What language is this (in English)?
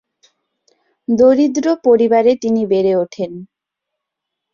Bangla